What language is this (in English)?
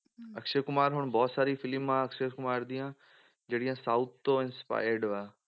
Punjabi